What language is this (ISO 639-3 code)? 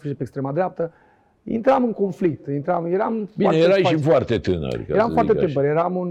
ron